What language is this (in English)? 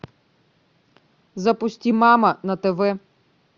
Russian